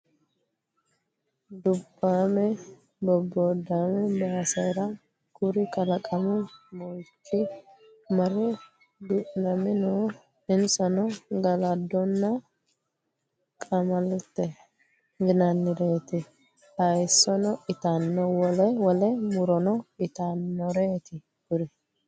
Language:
Sidamo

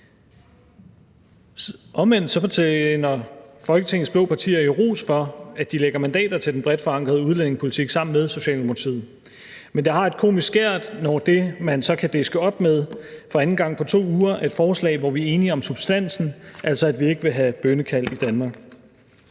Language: Danish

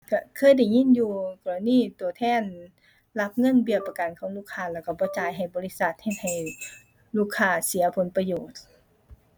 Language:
Thai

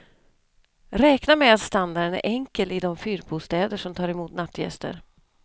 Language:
Swedish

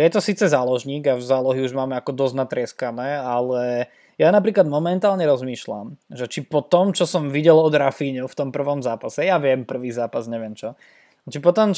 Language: Slovak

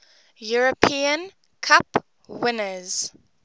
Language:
English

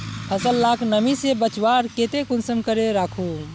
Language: Magahi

